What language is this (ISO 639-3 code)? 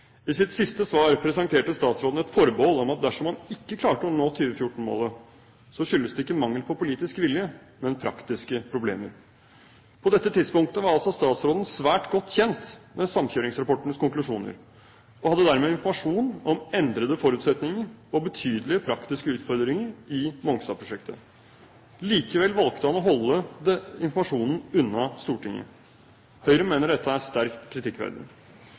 nob